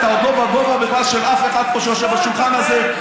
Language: Hebrew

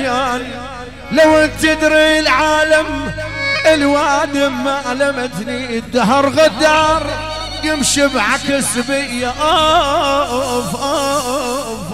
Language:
Arabic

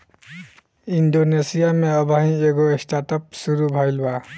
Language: Bhojpuri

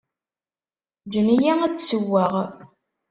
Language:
Kabyle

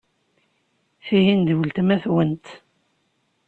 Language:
Kabyle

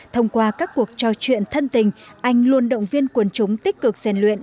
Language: Vietnamese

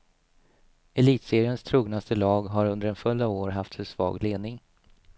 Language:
Swedish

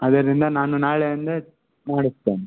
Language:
Kannada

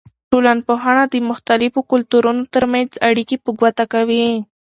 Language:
Pashto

